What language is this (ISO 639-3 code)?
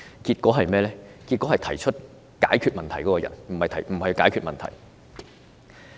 yue